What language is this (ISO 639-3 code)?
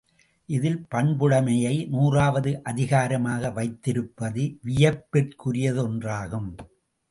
tam